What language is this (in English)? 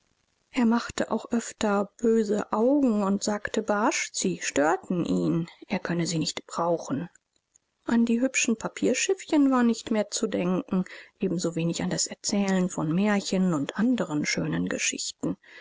German